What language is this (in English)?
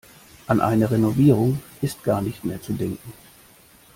German